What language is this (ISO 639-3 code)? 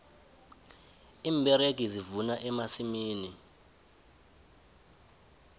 nbl